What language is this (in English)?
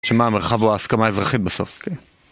Hebrew